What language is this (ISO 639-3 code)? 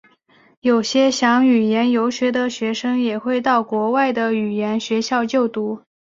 zho